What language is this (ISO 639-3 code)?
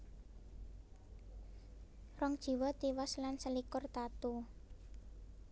jav